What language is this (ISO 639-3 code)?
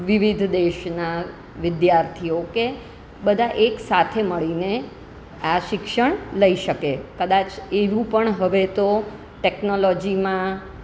guj